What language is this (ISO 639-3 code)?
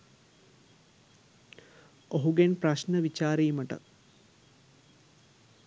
sin